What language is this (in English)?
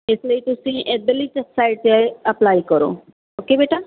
Punjabi